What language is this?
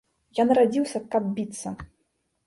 Belarusian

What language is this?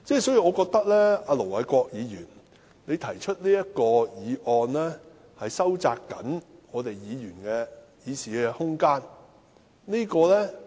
Cantonese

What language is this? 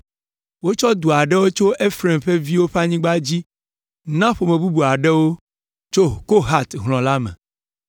Ewe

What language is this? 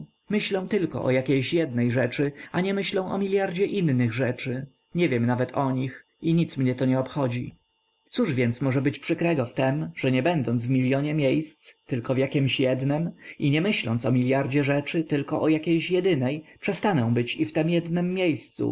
Polish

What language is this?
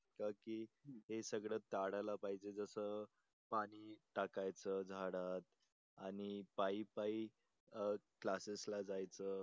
Marathi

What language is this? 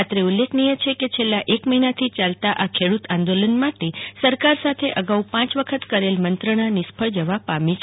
Gujarati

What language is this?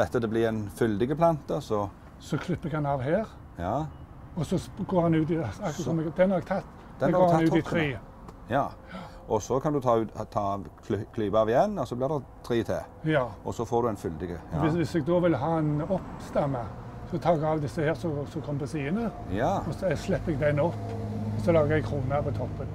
Norwegian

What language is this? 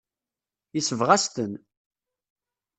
Kabyle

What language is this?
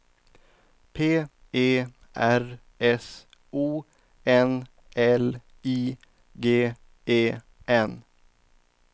Swedish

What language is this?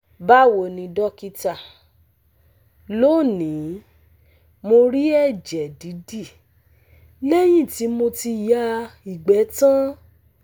Yoruba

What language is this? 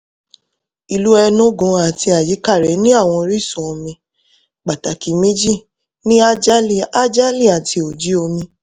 Yoruba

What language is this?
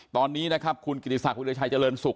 Thai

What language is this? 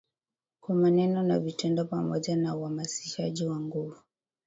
Swahili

